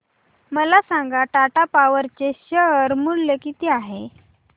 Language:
Marathi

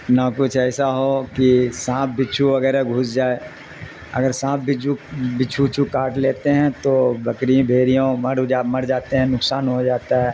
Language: Urdu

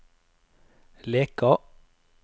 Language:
Norwegian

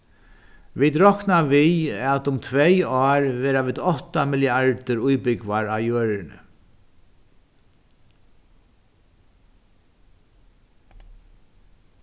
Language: Faroese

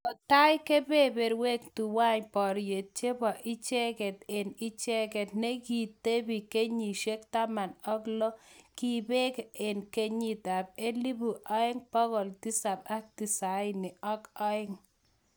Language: Kalenjin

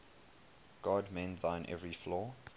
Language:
English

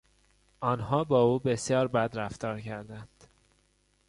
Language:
Persian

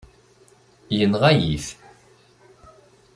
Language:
Kabyle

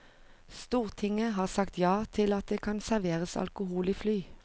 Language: Norwegian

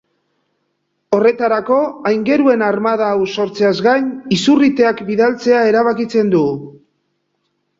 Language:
Basque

